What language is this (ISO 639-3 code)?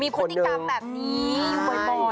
tha